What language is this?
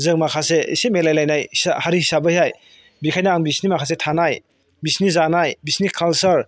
Bodo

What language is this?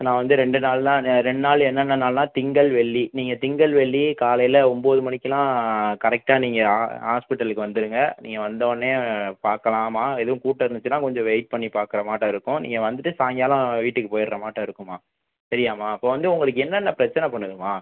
Tamil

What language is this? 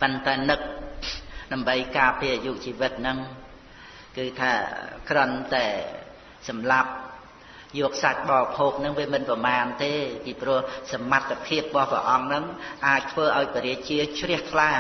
Khmer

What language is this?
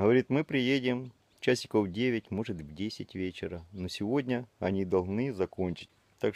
Russian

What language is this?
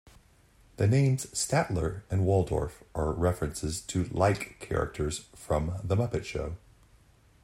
English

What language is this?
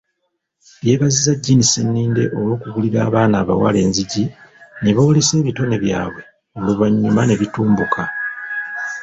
Ganda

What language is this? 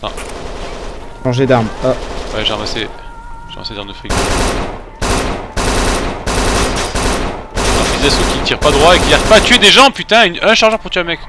French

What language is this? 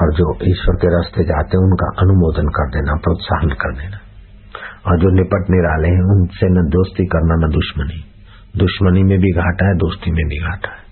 Hindi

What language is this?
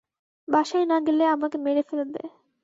Bangla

